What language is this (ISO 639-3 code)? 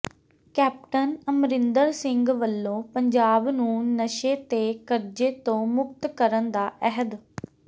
pan